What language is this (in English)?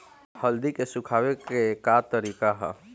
Bhojpuri